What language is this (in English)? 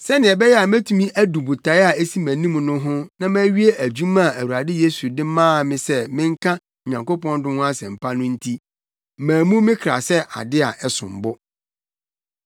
Akan